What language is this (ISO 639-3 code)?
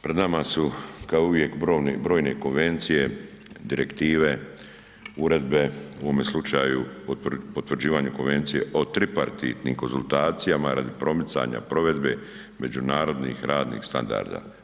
hrv